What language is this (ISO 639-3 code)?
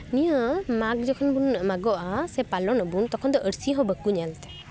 sat